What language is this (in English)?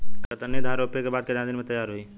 Bhojpuri